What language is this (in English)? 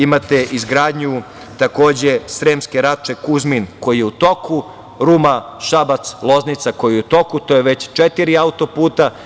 Serbian